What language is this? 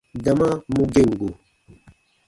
Baatonum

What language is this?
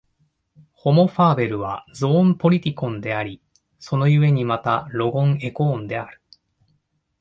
Japanese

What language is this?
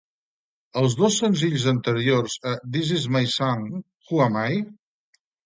Catalan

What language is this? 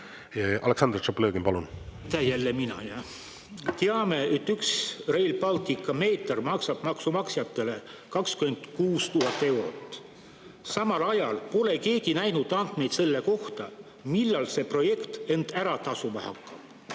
Estonian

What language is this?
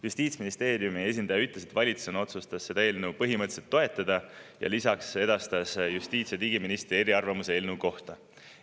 Estonian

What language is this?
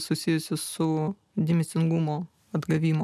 Lithuanian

